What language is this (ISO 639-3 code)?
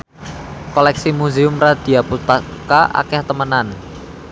jav